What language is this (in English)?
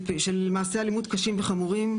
Hebrew